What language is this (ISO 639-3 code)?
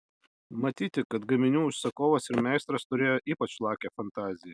lit